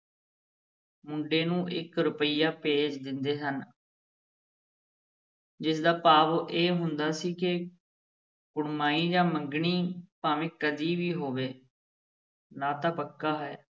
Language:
Punjabi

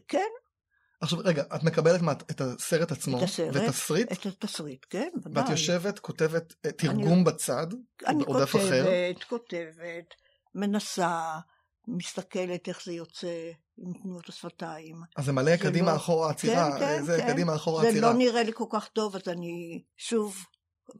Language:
Hebrew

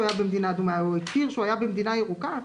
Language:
Hebrew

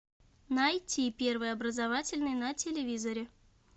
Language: Russian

